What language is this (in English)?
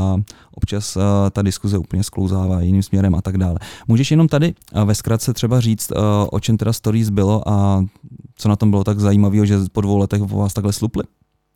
Czech